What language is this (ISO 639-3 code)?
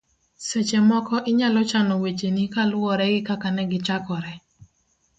luo